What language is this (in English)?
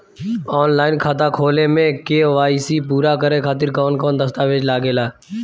Bhojpuri